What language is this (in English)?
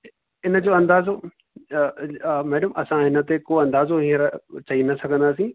Sindhi